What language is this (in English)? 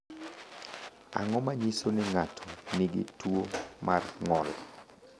Luo (Kenya and Tanzania)